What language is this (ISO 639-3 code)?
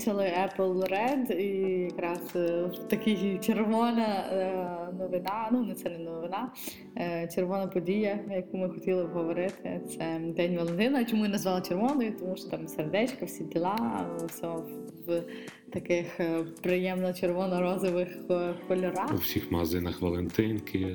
ukr